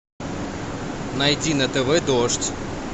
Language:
Russian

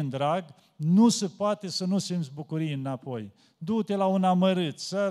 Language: Romanian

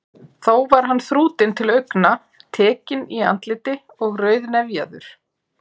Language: Icelandic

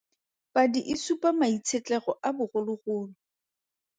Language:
Tswana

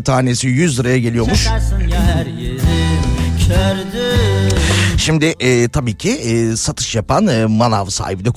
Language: Turkish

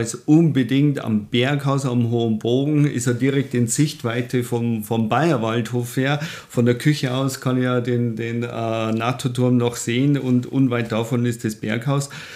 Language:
German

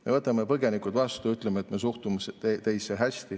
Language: Estonian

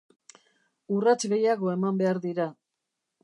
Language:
Basque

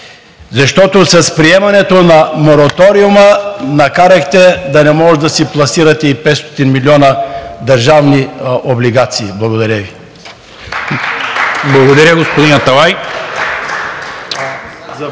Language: Bulgarian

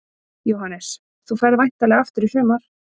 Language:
Icelandic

